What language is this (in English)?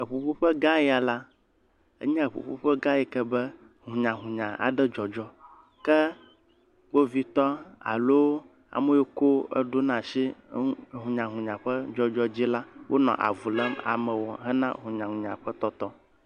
Ewe